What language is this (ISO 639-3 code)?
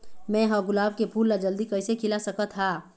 hne